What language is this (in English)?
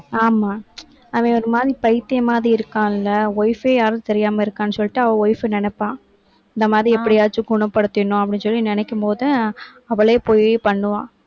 Tamil